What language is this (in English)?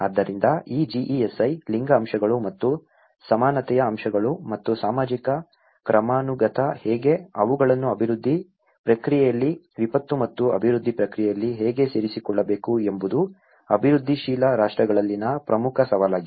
Kannada